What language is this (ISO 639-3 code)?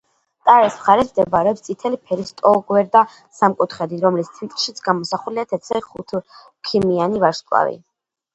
kat